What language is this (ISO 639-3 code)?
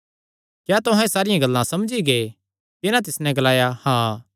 xnr